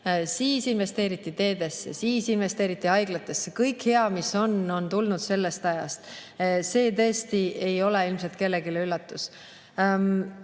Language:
Estonian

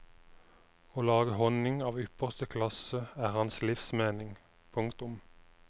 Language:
Norwegian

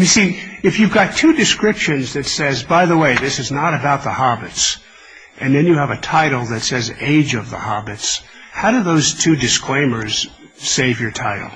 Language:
English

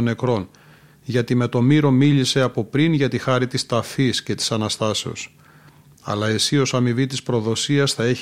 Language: Greek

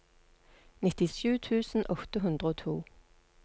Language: Norwegian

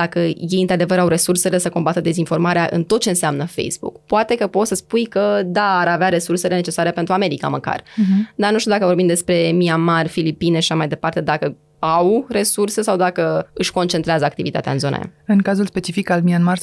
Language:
Romanian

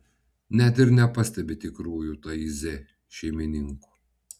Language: Lithuanian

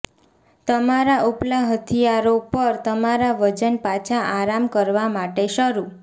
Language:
Gujarati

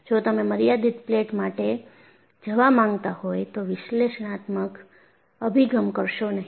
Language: Gujarati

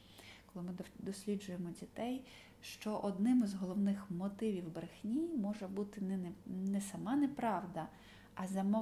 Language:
Ukrainian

